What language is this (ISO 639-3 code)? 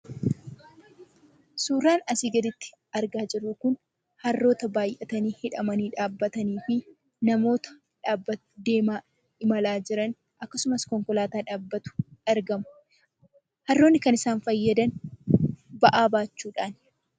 orm